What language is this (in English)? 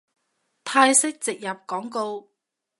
Cantonese